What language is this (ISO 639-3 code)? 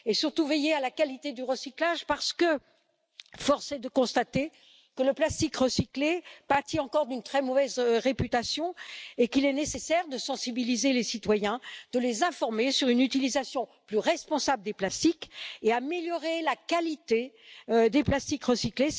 fra